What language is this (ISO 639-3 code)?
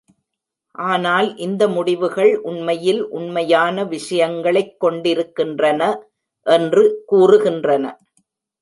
tam